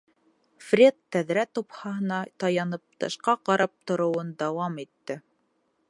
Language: Bashkir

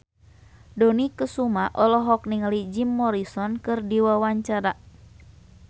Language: Sundanese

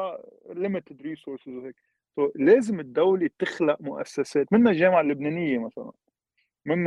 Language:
Arabic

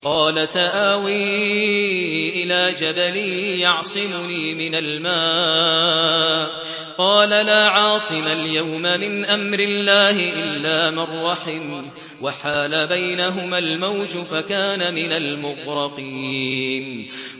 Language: Arabic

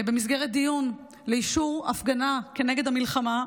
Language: Hebrew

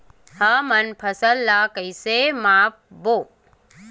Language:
Chhattisgarhi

